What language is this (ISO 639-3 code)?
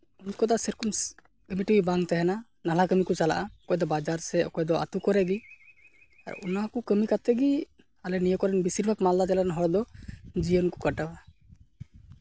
sat